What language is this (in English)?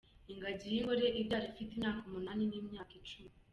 Kinyarwanda